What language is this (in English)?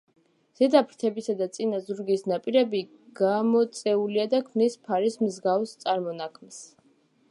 Georgian